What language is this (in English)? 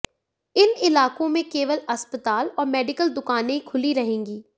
Hindi